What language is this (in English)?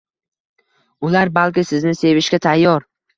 Uzbek